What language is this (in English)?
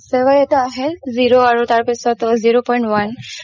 Assamese